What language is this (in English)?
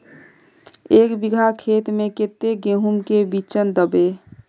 Magahi